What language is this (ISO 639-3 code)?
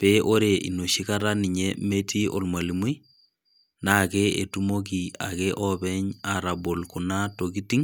mas